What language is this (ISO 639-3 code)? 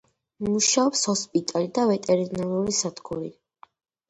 kat